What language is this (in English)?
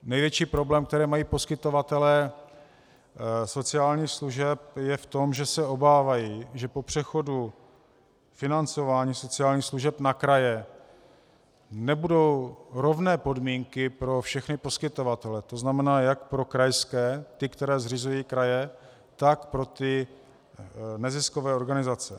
Czech